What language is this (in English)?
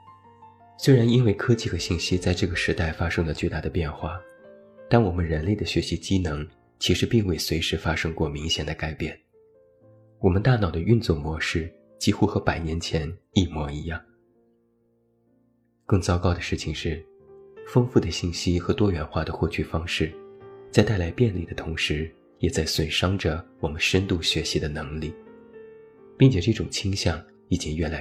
Chinese